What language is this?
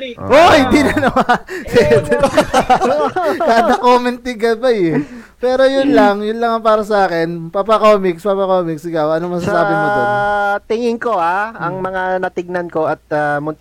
Filipino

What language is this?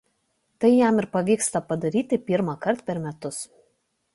Lithuanian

